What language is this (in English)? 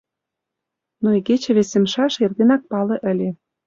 Mari